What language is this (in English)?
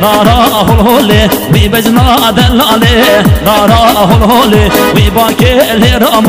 Arabic